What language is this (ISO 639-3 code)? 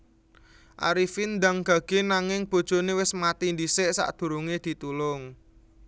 jav